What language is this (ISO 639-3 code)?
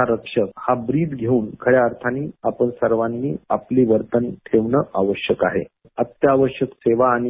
mar